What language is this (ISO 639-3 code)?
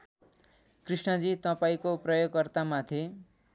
nep